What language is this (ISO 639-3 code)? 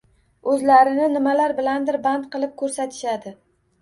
uzb